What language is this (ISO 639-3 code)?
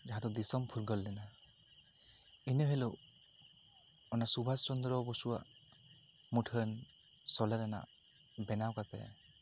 sat